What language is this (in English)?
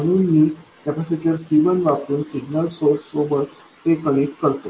Marathi